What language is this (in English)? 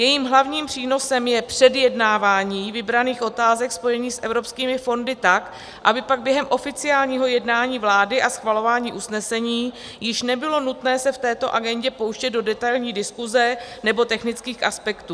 Czech